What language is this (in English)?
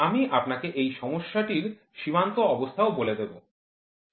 Bangla